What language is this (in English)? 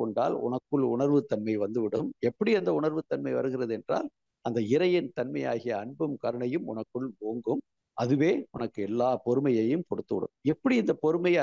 Tamil